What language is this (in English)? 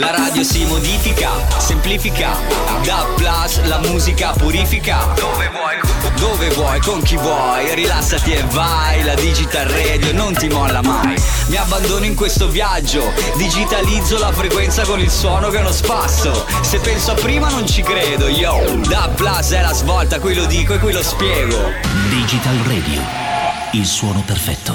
Italian